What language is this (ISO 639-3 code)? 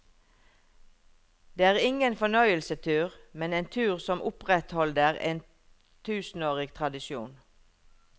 nor